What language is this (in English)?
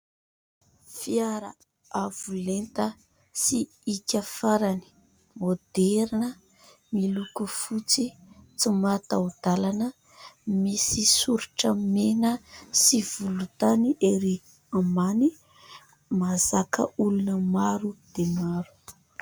Malagasy